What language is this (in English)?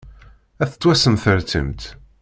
Kabyle